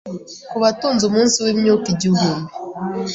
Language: Kinyarwanda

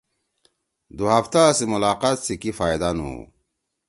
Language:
Torwali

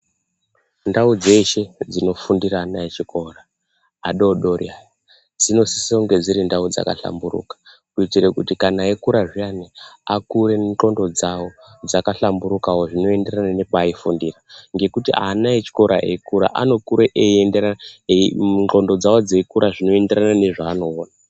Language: Ndau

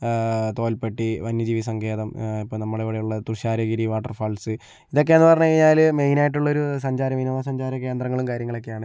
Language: Malayalam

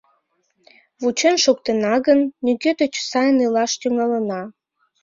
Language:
Mari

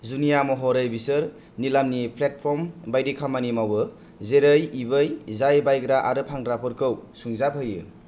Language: Bodo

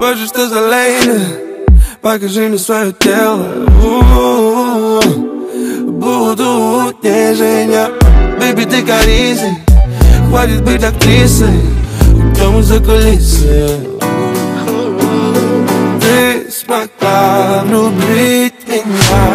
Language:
Polish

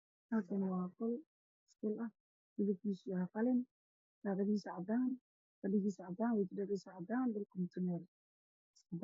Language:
Somali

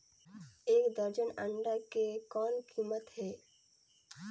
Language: Chhattisgarhi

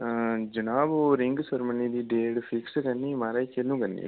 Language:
Dogri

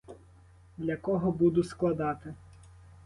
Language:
Ukrainian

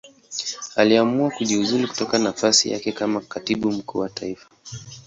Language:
Swahili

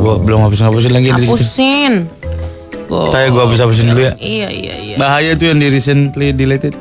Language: Indonesian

